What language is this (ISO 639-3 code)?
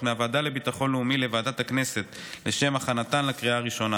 heb